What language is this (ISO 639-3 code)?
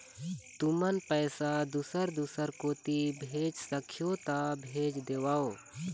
hne